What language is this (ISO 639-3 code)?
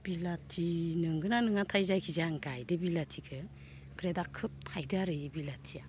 brx